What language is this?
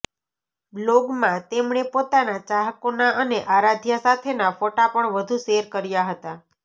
Gujarati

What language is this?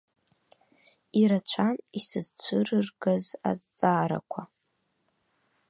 Abkhazian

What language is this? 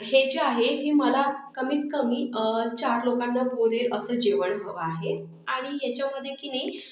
Marathi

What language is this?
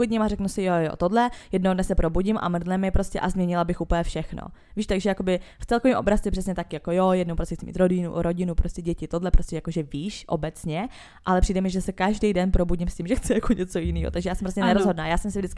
Czech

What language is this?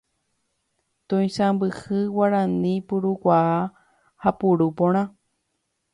Guarani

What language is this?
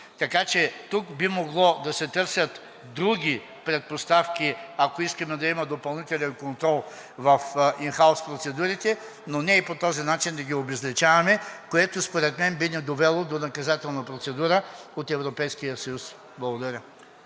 Bulgarian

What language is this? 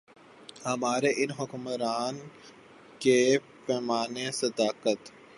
Urdu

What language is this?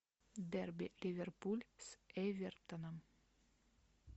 Russian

